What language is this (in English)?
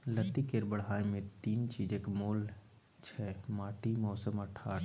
Maithili